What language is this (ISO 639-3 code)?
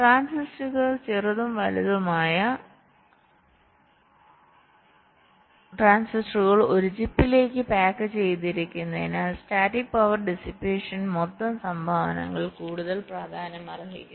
mal